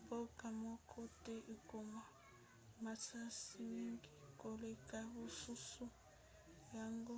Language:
Lingala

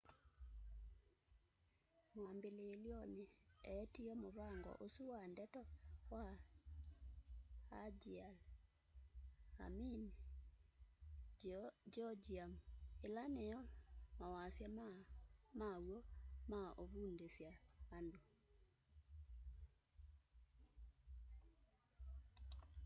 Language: Kamba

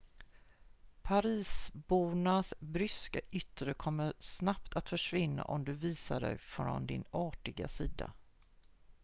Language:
Swedish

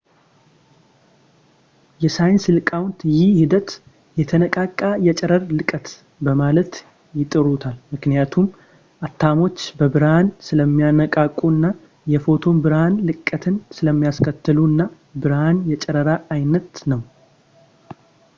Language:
Amharic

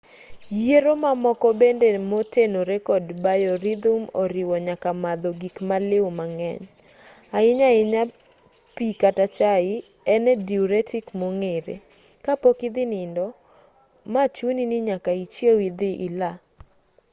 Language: Luo (Kenya and Tanzania)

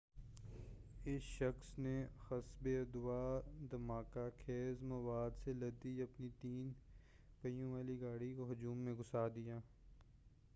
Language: Urdu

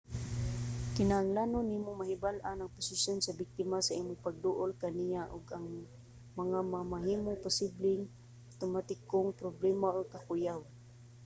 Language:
Cebuano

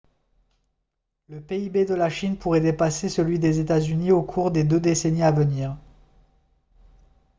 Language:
French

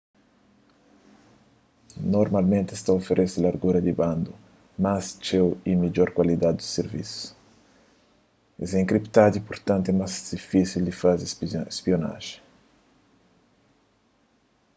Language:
Kabuverdianu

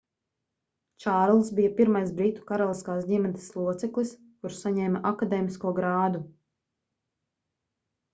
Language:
Latvian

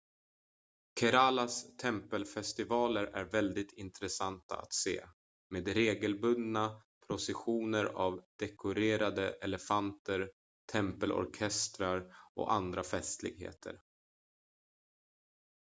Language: Swedish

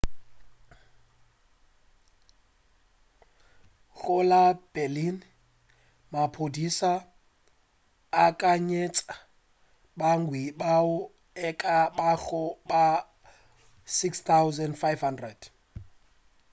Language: Northern Sotho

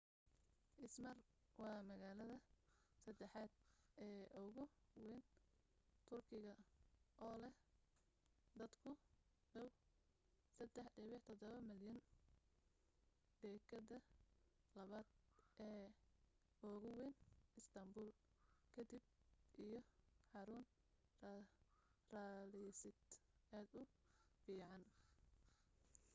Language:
Somali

